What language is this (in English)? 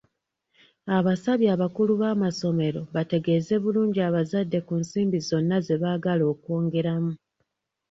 Ganda